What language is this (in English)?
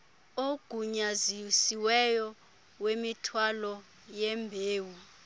Xhosa